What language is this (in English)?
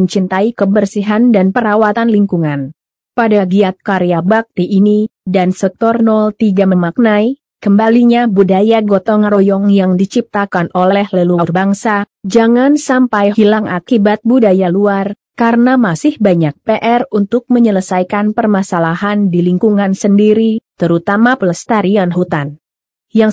Indonesian